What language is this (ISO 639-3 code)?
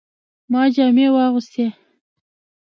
pus